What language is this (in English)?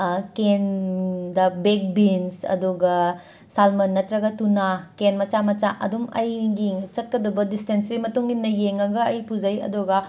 Manipuri